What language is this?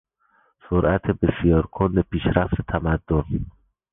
Persian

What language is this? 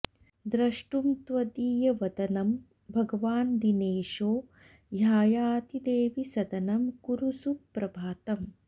Sanskrit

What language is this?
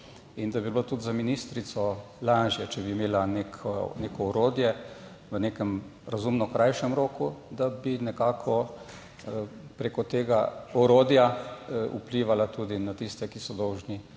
Slovenian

